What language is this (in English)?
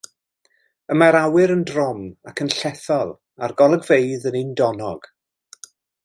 Welsh